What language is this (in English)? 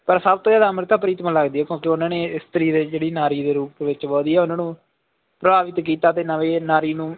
Punjabi